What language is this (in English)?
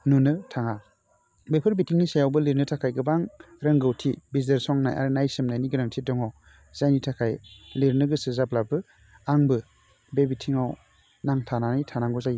Bodo